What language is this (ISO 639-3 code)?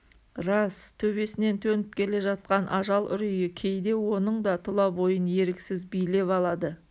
kaz